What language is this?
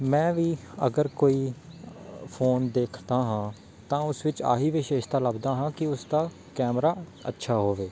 Punjabi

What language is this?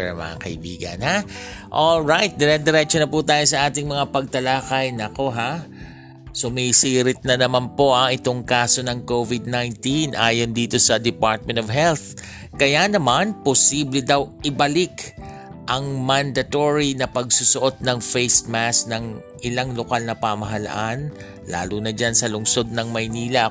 Filipino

